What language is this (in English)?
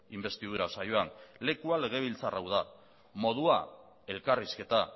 Basque